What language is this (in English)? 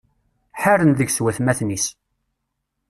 Kabyle